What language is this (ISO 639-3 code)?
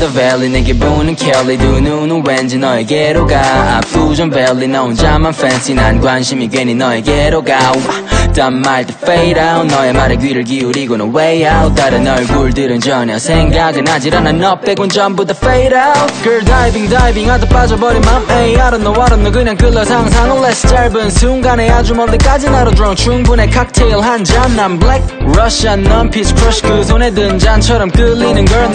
kor